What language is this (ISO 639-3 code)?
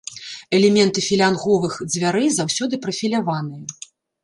bel